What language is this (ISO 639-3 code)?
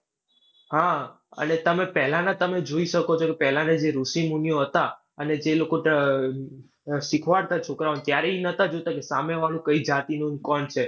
guj